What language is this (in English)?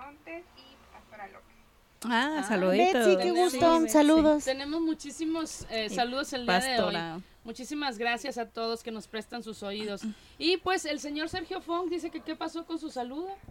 Spanish